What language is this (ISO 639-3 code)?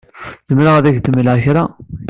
kab